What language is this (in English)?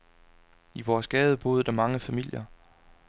Danish